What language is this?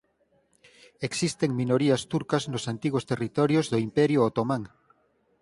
Galician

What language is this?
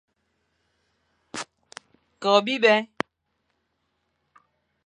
Fang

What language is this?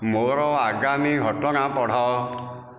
Odia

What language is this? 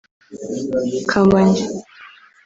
Kinyarwanda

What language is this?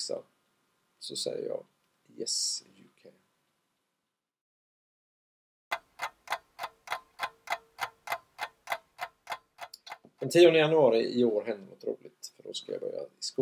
Swedish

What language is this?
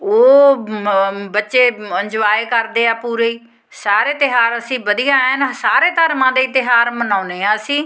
Punjabi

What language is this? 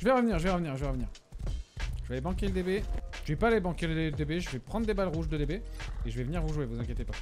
French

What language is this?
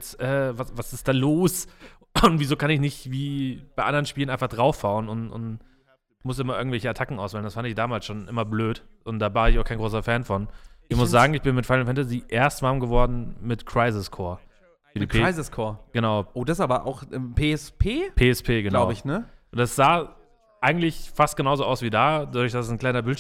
German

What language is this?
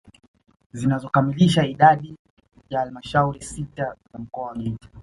Swahili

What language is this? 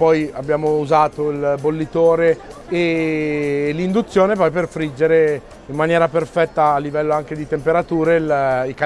Italian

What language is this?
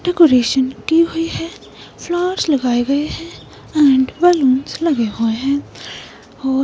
Hindi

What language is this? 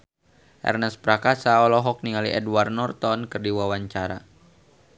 Sundanese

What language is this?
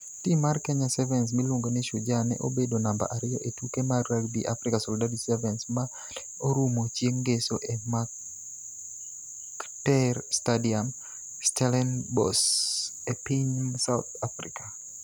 Luo (Kenya and Tanzania)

